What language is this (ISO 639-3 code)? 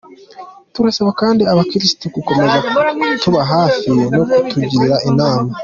kin